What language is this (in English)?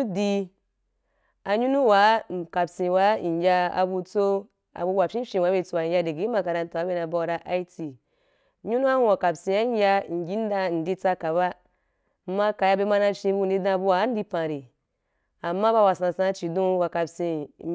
Wapan